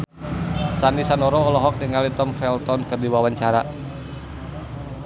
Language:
Sundanese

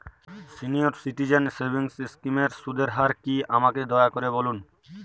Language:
Bangla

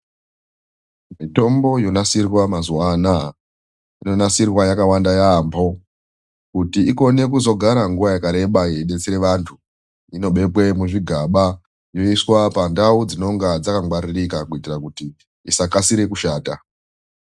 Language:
Ndau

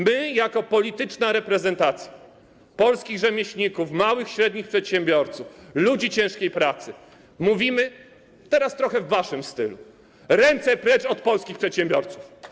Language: Polish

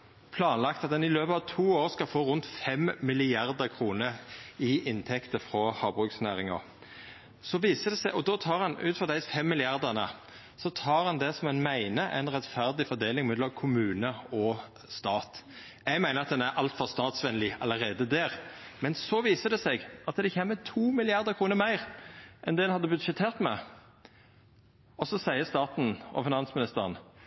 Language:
Norwegian Nynorsk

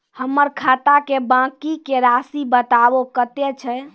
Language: Maithili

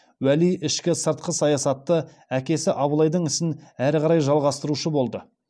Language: Kazakh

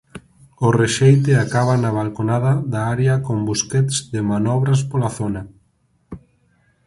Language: Galician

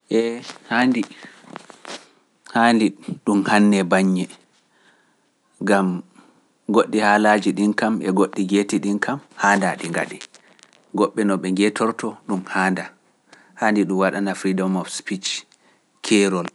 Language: Pular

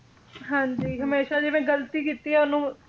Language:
Punjabi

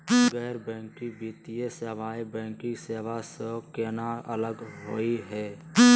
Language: Magahi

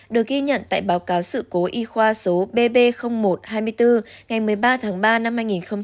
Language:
Vietnamese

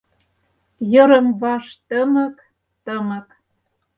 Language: Mari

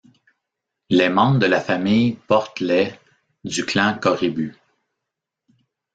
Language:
French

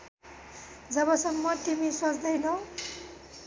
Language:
Nepali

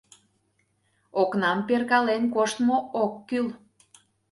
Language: Mari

